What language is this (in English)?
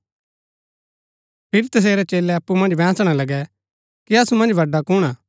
Gaddi